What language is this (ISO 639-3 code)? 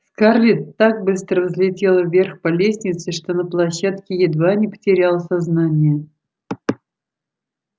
rus